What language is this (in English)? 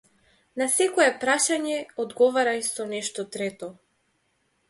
Macedonian